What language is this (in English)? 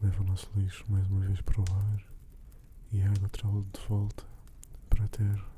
Portuguese